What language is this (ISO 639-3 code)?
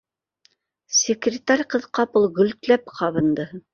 bak